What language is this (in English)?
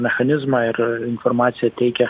Lithuanian